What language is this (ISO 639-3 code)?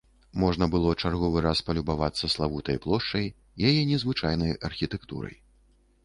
bel